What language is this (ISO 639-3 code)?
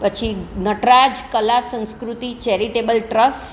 guj